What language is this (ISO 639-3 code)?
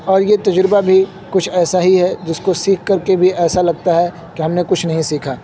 urd